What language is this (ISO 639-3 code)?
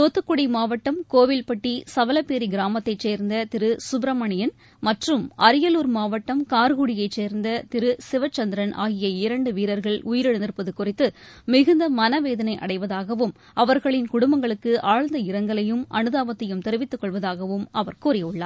tam